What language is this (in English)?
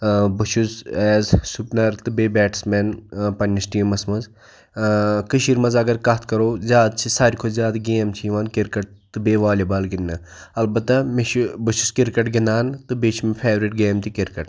Kashmiri